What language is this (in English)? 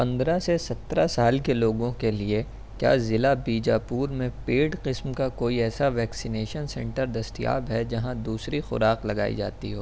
Urdu